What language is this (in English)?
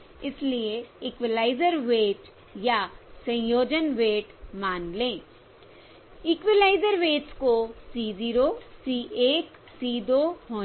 Hindi